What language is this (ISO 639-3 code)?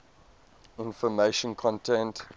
eng